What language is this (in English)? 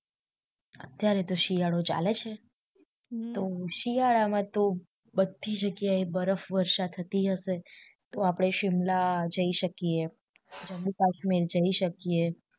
Gujarati